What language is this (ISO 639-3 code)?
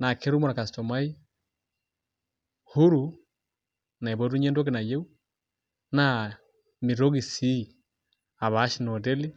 mas